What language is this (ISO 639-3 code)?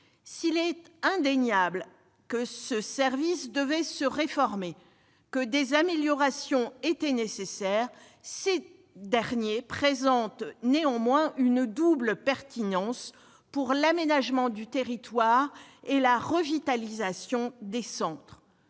fra